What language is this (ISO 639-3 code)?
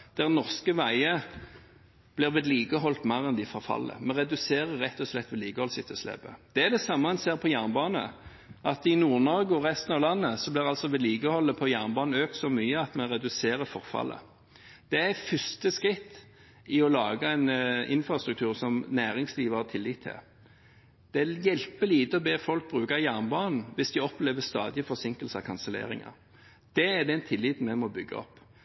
nob